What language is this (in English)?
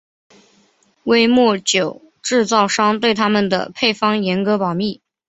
Chinese